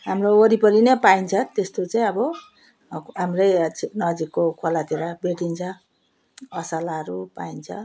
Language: Nepali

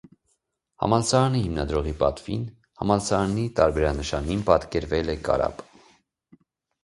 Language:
Armenian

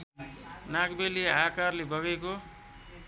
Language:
Nepali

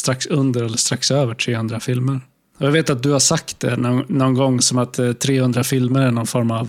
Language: Swedish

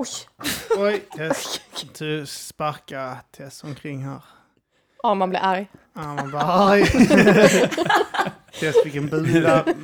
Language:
Swedish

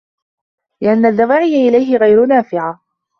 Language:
Arabic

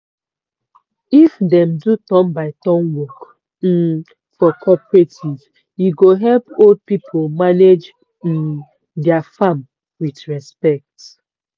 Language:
Nigerian Pidgin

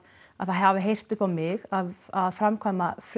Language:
Icelandic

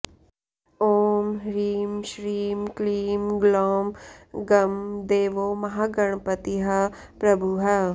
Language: Sanskrit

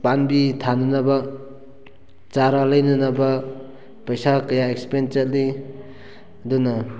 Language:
Manipuri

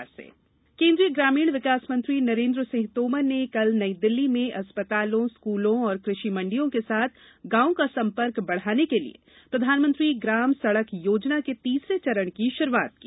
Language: Hindi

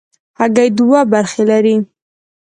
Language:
Pashto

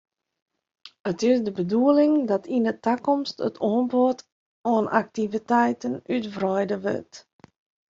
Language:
Western Frisian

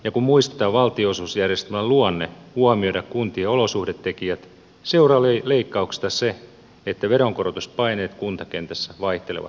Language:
Finnish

